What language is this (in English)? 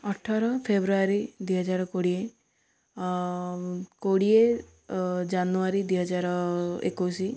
Odia